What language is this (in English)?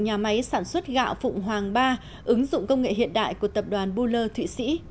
Vietnamese